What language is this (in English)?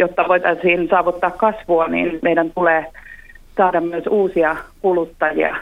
Finnish